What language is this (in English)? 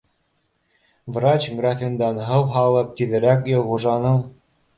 Bashkir